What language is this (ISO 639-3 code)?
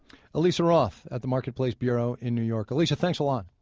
eng